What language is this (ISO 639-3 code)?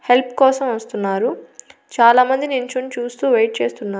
tel